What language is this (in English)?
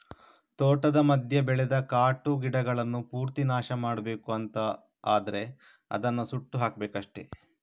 Kannada